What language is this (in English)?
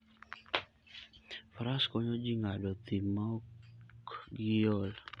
Luo (Kenya and Tanzania)